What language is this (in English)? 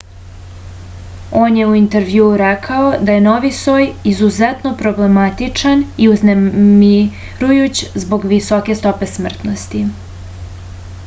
Serbian